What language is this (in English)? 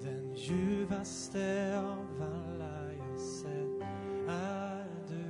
Swedish